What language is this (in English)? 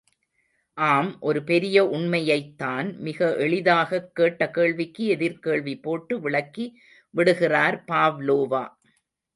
Tamil